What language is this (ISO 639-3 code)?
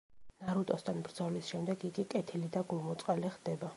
kat